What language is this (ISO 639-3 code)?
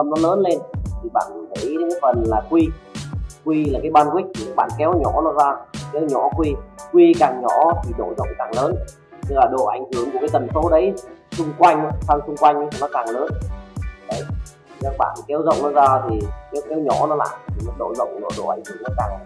vie